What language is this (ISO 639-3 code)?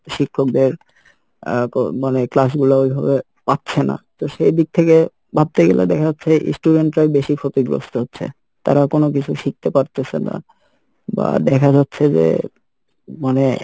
ben